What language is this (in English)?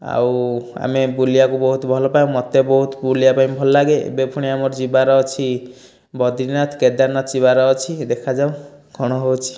Odia